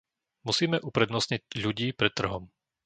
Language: Slovak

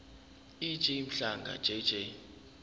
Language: Zulu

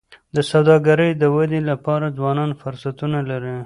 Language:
Pashto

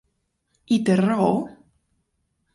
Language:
Catalan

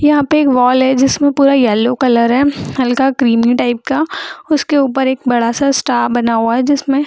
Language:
Hindi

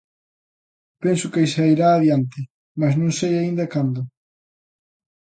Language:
Galician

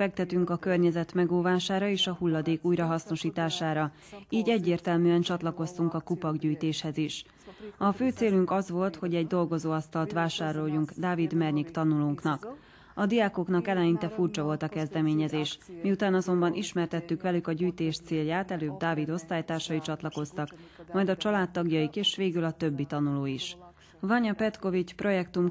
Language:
Hungarian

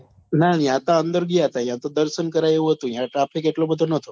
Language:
Gujarati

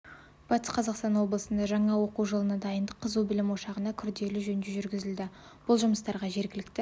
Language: Kazakh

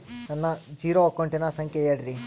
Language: Kannada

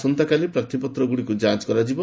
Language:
Odia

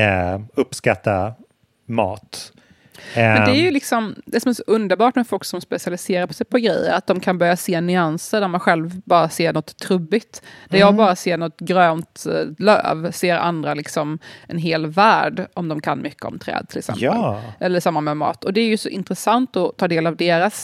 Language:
Swedish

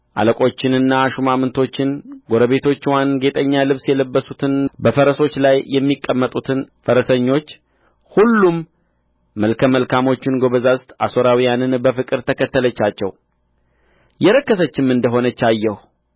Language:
Amharic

